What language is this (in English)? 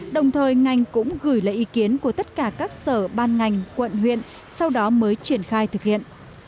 Vietnamese